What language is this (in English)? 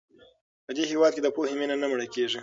Pashto